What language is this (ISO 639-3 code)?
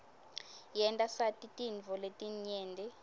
ssw